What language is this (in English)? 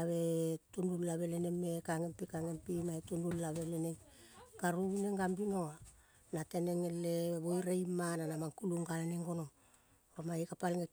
Kol (Papua New Guinea)